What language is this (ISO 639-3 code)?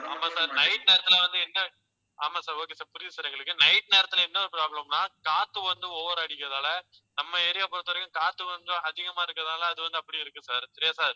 tam